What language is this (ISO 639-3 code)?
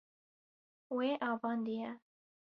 kur